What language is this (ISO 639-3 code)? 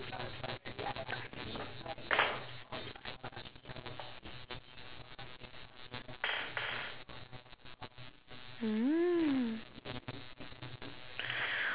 eng